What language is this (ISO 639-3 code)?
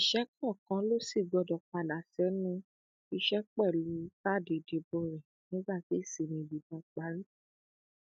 yor